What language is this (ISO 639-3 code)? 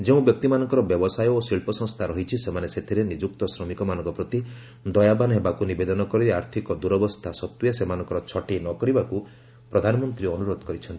ori